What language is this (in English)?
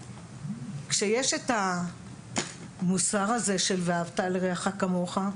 Hebrew